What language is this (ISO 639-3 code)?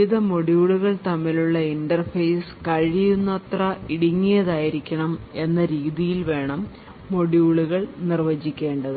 mal